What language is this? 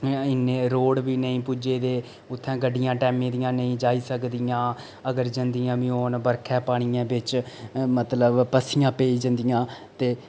Dogri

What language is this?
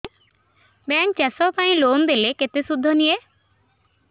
Odia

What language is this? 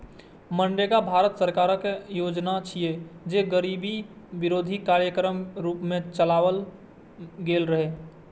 Maithili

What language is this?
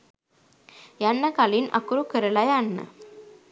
Sinhala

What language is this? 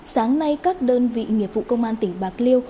Vietnamese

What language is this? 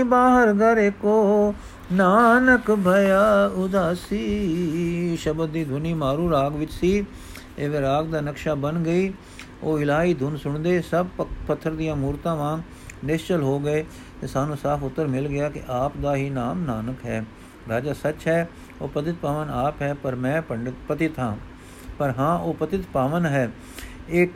Punjabi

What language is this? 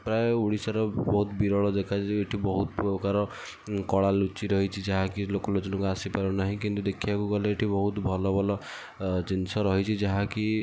Odia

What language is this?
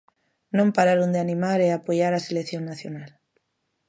Galician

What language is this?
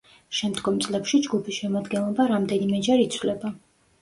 Georgian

